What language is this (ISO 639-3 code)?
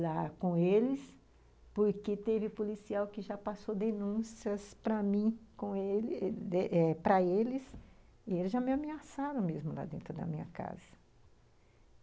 por